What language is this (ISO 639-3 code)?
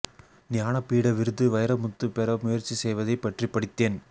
tam